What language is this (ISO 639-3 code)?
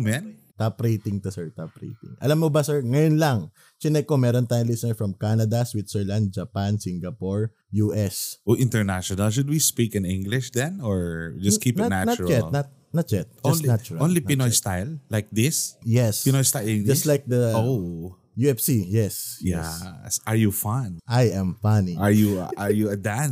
fil